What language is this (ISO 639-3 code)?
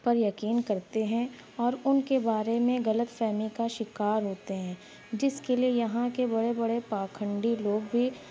urd